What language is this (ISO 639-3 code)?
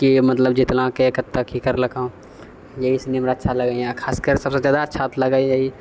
mai